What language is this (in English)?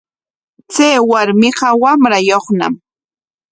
Corongo Ancash Quechua